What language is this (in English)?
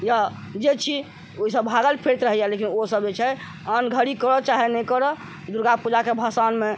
Maithili